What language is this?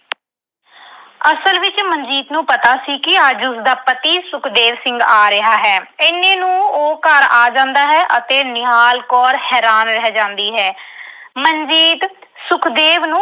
Punjabi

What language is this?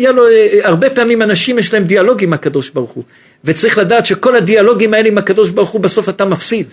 Hebrew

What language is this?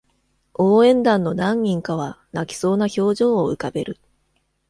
Japanese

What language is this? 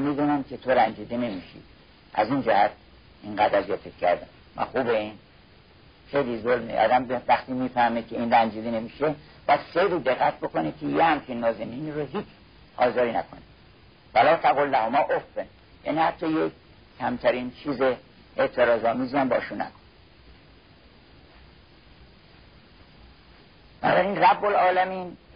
Persian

